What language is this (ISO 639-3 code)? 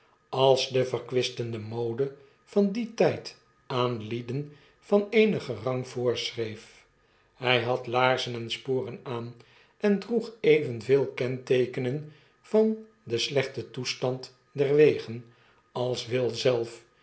nld